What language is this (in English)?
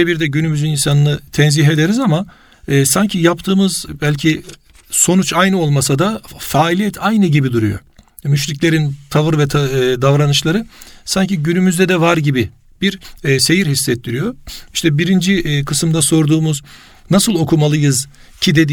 Turkish